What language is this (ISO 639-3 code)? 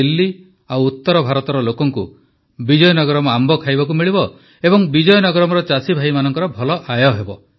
ori